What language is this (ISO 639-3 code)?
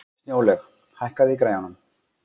isl